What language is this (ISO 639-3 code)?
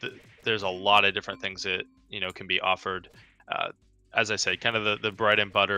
eng